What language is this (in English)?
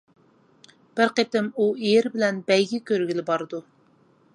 Uyghur